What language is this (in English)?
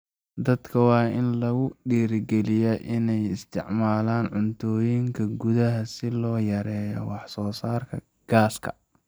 Somali